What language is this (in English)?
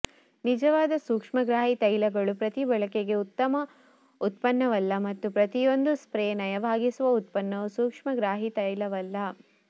Kannada